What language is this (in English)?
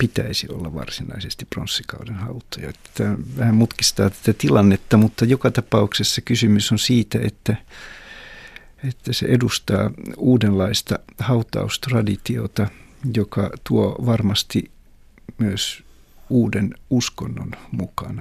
Finnish